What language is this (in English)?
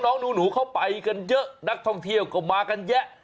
Thai